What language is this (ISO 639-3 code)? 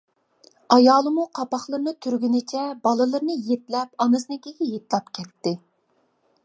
uig